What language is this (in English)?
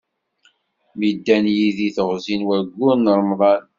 Kabyle